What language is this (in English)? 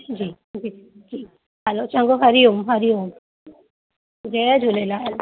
Sindhi